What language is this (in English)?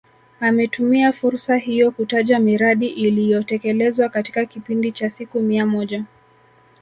Swahili